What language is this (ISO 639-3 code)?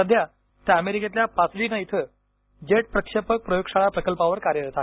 mar